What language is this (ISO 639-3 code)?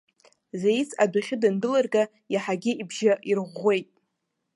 abk